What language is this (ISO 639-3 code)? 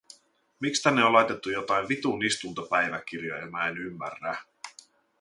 fin